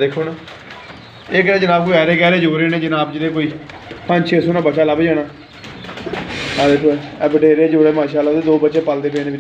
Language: Hindi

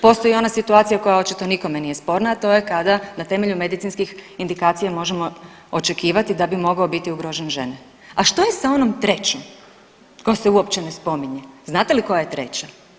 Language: Croatian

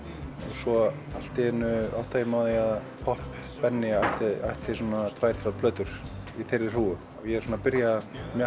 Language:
Icelandic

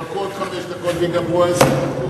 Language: Hebrew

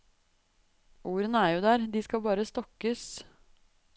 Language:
Norwegian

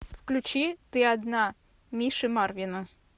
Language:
Russian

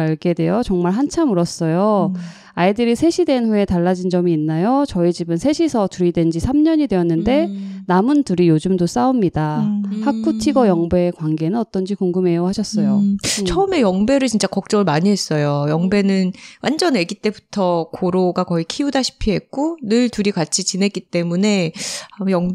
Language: Korean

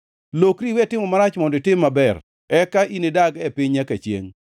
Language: Luo (Kenya and Tanzania)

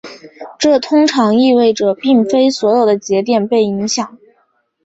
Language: Chinese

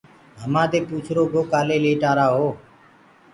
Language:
Gurgula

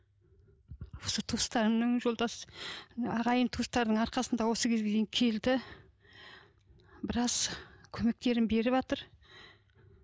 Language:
Kazakh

